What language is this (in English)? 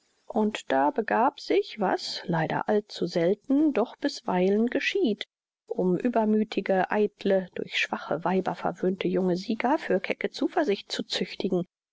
German